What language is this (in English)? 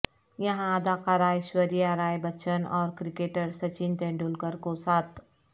Urdu